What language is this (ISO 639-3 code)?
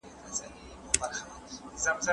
pus